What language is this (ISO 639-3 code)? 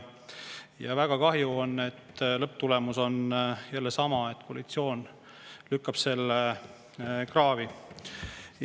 est